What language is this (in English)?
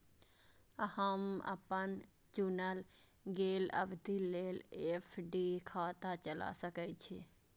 Maithili